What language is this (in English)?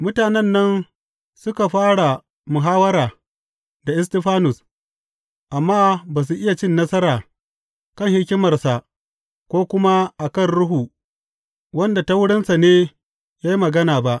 Hausa